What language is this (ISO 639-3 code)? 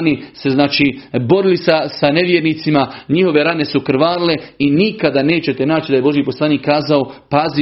hrv